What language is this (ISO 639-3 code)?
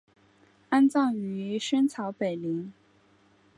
zho